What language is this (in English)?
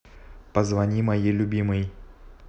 Russian